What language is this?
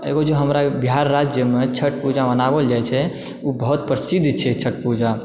Maithili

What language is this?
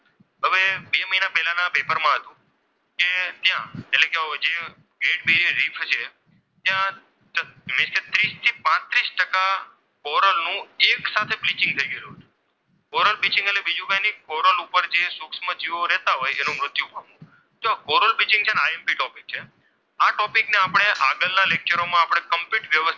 Gujarati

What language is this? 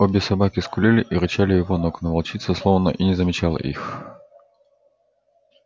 Russian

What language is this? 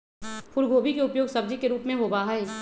Magahi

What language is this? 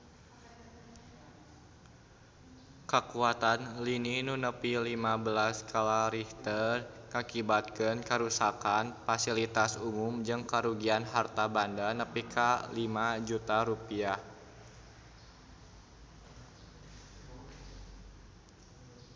Sundanese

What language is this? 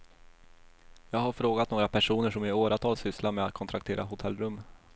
Swedish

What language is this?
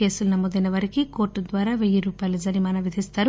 Telugu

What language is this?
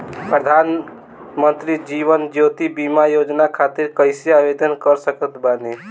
Bhojpuri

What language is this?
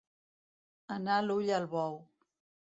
Catalan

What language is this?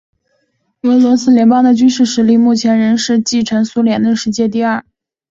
Chinese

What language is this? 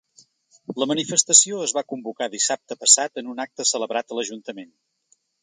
Catalan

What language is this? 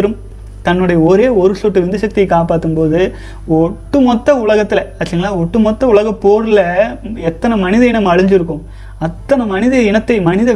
Tamil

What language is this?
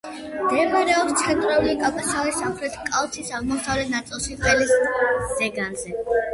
Georgian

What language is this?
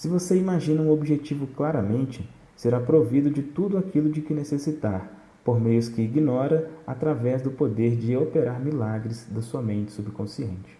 Portuguese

